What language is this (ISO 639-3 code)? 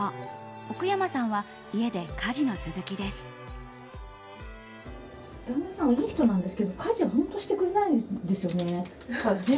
jpn